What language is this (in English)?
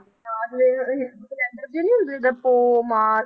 Punjabi